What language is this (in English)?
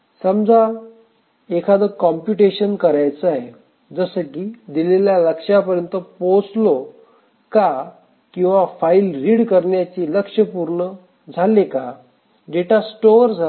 Marathi